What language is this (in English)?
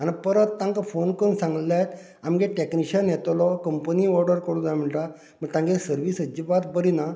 Konkani